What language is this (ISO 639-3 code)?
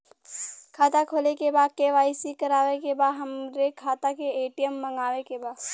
bho